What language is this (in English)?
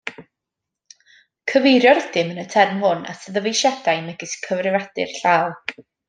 Welsh